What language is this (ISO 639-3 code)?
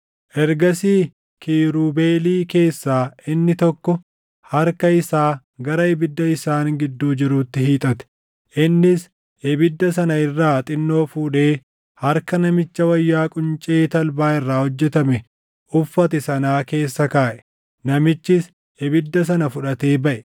orm